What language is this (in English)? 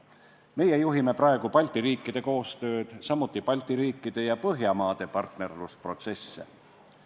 Estonian